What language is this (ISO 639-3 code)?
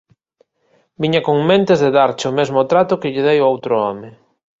glg